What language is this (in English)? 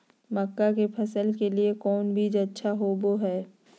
Magahi